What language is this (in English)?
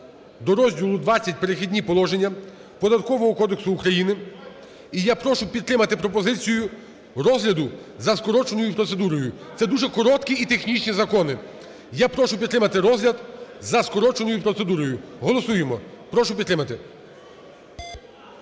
Ukrainian